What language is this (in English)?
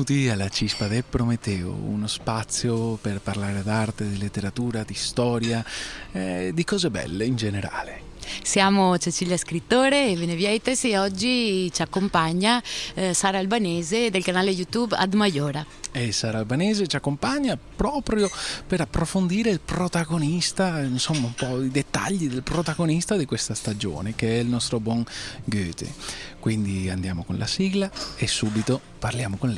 Italian